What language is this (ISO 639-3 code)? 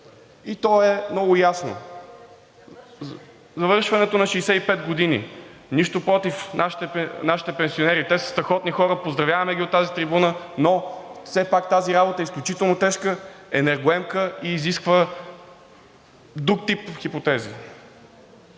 bul